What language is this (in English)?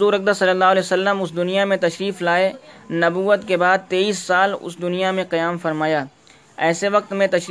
Urdu